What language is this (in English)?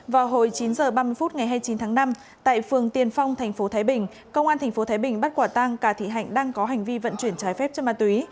Vietnamese